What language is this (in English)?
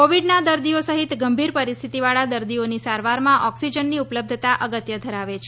Gujarati